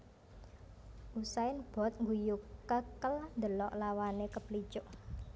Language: Javanese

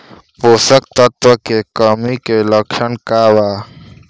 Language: Bhojpuri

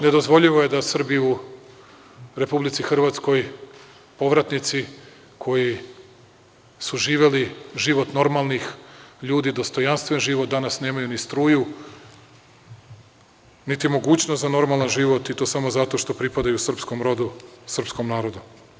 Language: Serbian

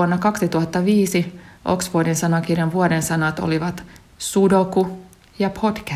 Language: Finnish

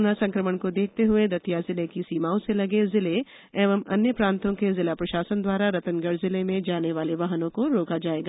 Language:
Hindi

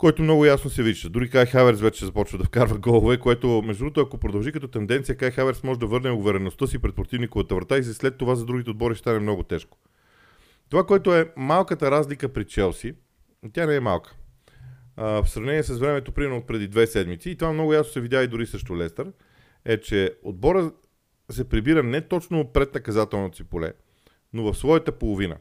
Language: Bulgarian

